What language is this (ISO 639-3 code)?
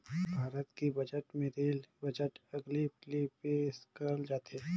hne